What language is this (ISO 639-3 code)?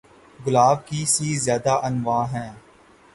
urd